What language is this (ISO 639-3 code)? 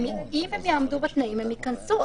heb